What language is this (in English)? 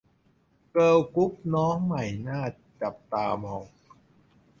Thai